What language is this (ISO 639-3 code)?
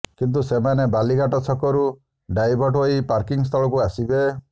ori